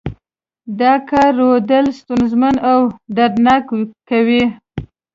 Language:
Pashto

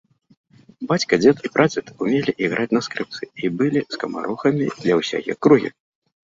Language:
Belarusian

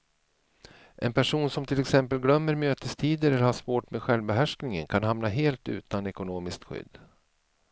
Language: Swedish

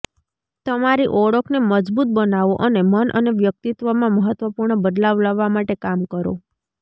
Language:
Gujarati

